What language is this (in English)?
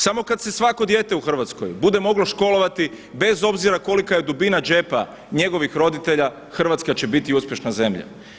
Croatian